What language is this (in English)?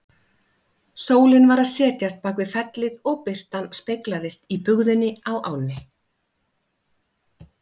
Icelandic